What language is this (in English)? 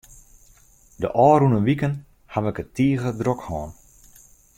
Western Frisian